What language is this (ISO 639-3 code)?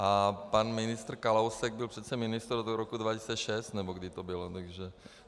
ces